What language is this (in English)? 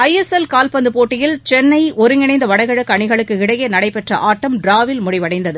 Tamil